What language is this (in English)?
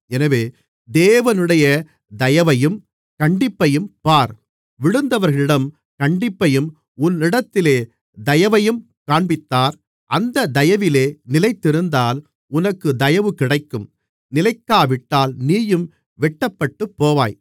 Tamil